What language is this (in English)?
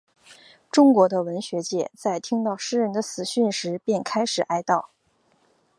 Chinese